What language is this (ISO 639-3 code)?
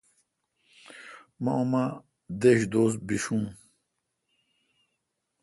xka